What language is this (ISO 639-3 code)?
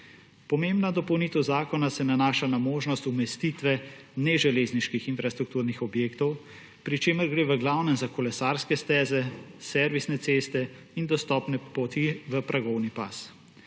slv